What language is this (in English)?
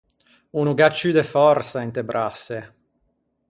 Ligurian